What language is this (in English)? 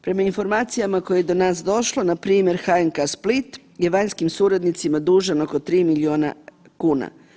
Croatian